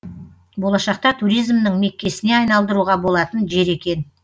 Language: Kazakh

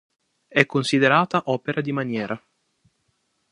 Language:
Italian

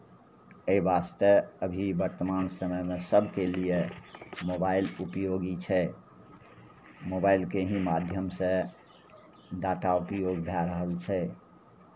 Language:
Maithili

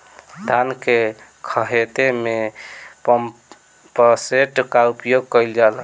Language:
Bhojpuri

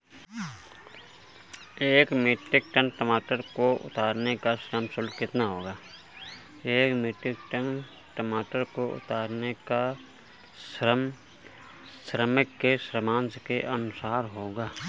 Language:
Hindi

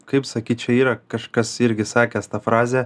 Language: Lithuanian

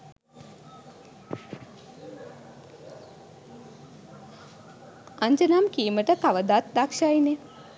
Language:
Sinhala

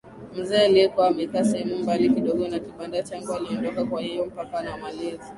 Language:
Swahili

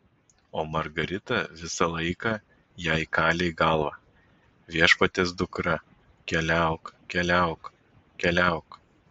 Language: Lithuanian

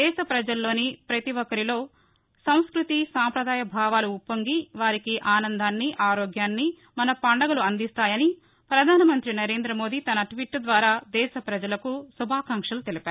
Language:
Telugu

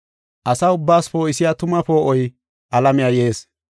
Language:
Gofa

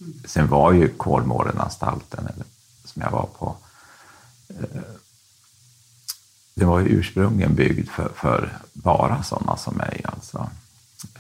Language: Swedish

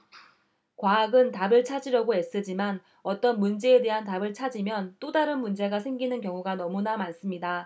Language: Korean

